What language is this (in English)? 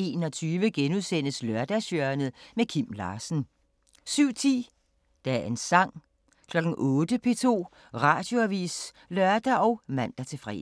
Danish